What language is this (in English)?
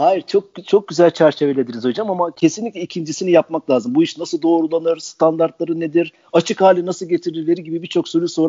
Turkish